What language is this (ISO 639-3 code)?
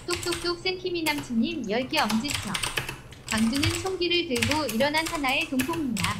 kor